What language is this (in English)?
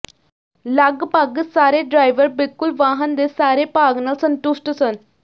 Punjabi